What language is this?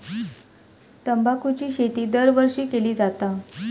Marathi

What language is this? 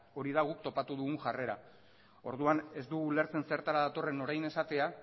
Basque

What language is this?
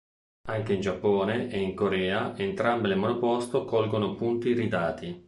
Italian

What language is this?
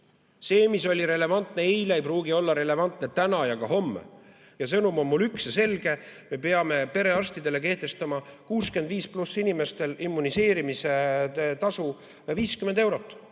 Estonian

